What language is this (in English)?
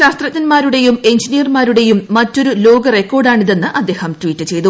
Malayalam